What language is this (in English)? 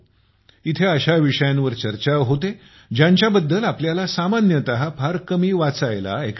Marathi